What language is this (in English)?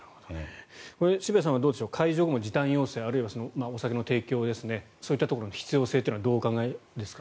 Japanese